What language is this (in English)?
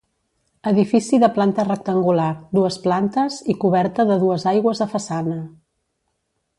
Catalan